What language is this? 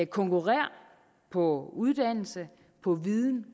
Danish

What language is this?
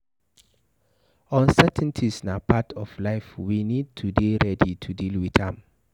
Nigerian Pidgin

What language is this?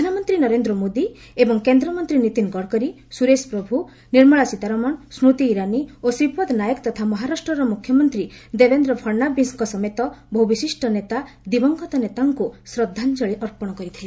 Odia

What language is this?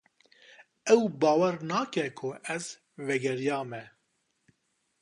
Kurdish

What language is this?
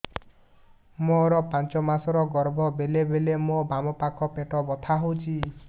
Odia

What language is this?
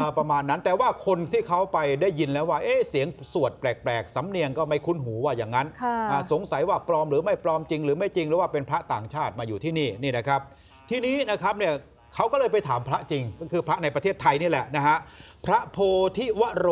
Thai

